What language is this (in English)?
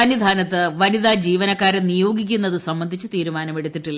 Malayalam